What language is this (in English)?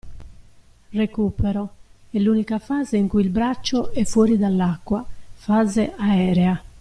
Italian